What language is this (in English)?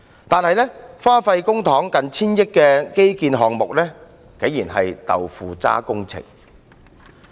Cantonese